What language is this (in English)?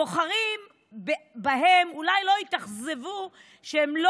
Hebrew